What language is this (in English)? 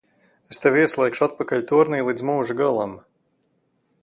Latvian